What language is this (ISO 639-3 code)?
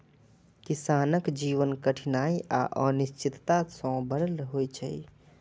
mai